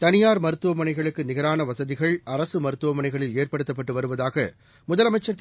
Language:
Tamil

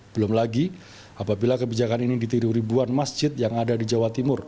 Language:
Indonesian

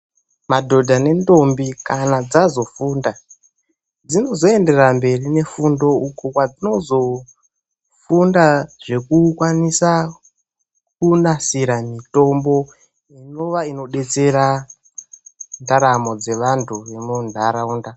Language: Ndau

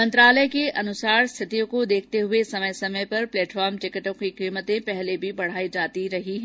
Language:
Hindi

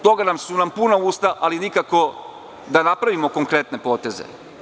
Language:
Serbian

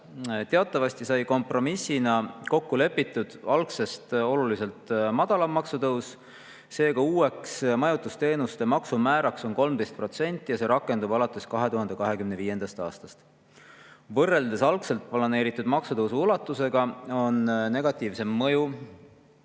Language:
Estonian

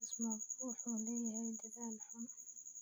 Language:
Somali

